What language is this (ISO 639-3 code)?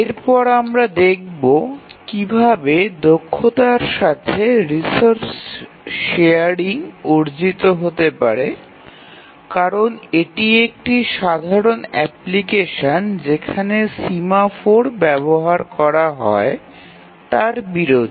ben